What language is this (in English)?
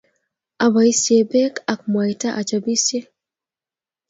Kalenjin